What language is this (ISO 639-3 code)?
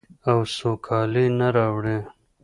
pus